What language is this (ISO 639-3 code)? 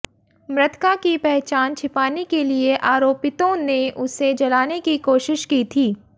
hin